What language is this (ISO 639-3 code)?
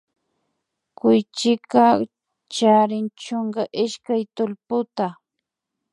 qvi